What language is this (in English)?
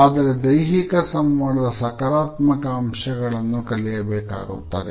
Kannada